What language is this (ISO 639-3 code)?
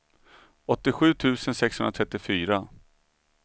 swe